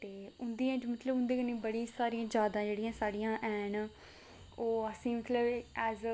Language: Dogri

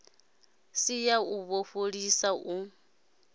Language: Venda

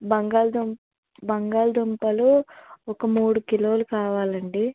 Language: Telugu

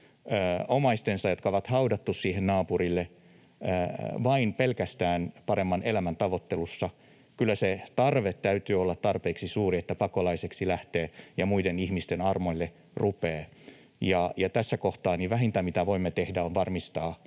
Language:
Finnish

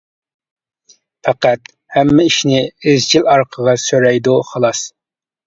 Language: Uyghur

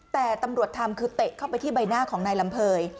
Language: Thai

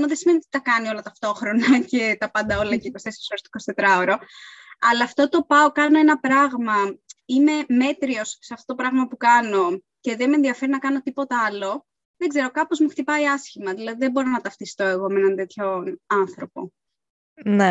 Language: Greek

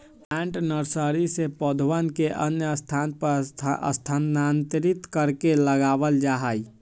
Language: Magahi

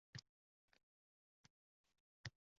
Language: Uzbek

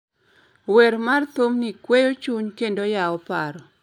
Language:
Luo (Kenya and Tanzania)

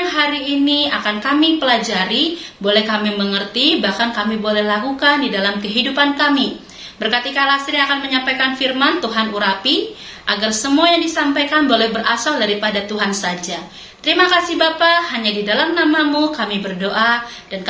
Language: Indonesian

